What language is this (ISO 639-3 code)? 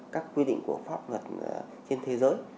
vie